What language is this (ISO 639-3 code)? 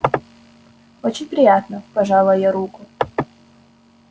rus